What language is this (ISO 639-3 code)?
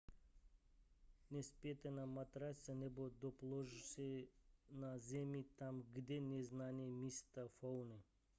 ces